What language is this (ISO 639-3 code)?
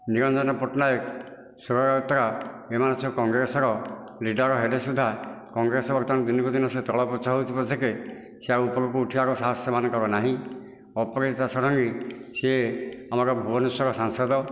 ori